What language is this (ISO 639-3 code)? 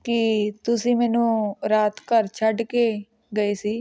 pan